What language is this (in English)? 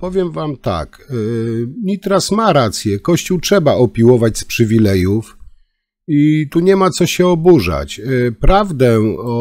Polish